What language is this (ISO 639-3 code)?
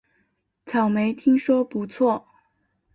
zho